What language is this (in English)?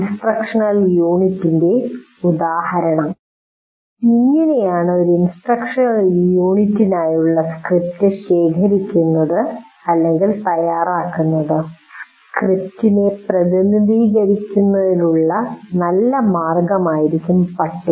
Malayalam